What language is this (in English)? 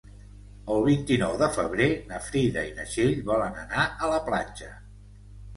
Catalan